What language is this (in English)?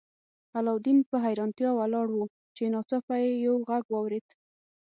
Pashto